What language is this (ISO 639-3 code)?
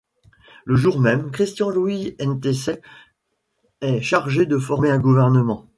fra